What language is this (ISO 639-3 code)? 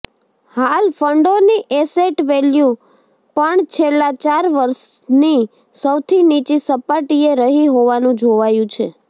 guj